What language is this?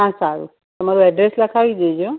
Gujarati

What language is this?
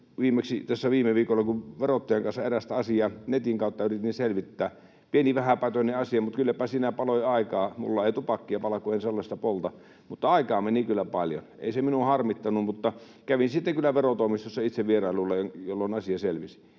Finnish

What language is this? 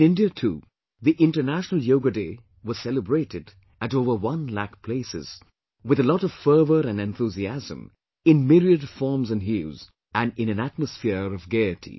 English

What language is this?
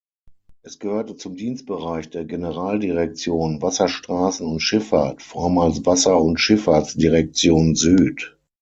German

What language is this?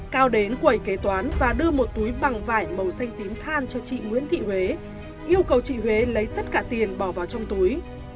Vietnamese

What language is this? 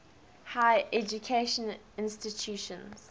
English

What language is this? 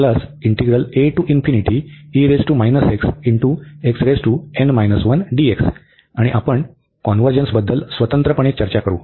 Marathi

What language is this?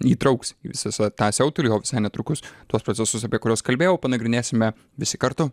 Lithuanian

